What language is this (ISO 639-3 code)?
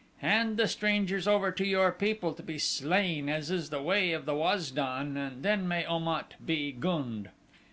eng